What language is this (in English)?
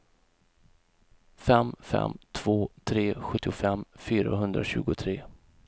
Swedish